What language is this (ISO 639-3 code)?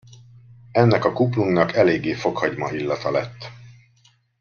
hun